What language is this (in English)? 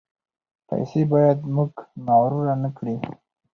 Pashto